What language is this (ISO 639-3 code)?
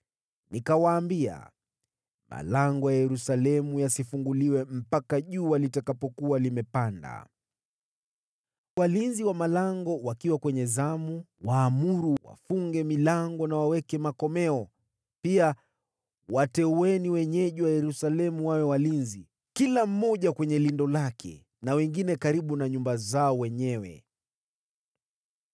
swa